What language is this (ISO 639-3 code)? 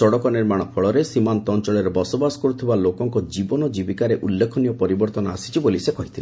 ori